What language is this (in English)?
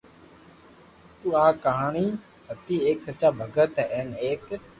Loarki